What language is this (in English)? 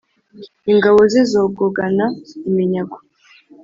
Kinyarwanda